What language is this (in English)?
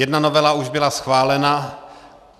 Czech